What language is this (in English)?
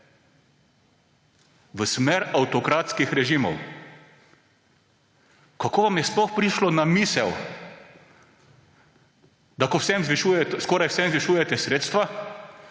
Slovenian